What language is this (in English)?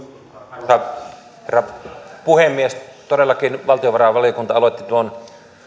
Finnish